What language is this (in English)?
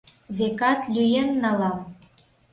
Mari